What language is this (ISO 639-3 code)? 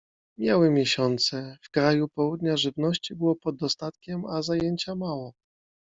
pol